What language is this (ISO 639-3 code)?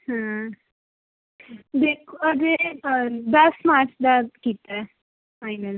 pan